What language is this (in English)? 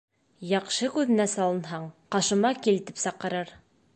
Bashkir